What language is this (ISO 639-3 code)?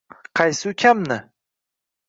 uzb